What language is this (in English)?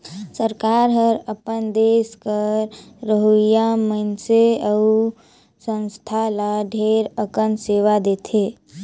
Chhattisgarhi